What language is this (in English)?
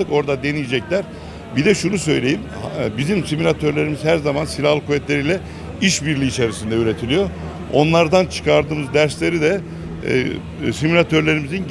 Turkish